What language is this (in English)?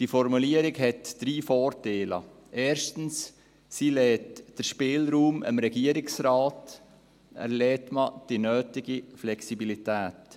Swiss German